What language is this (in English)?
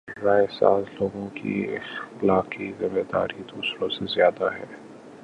Urdu